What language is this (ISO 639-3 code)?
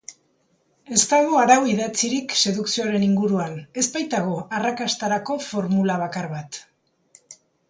eus